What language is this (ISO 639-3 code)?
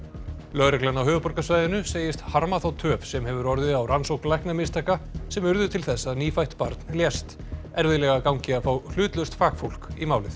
isl